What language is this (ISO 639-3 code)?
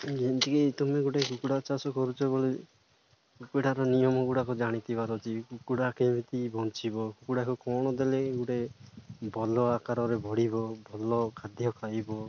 ori